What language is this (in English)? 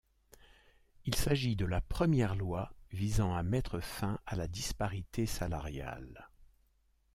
French